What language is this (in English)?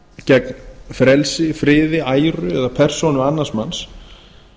Icelandic